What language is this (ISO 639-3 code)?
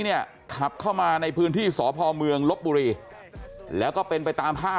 tha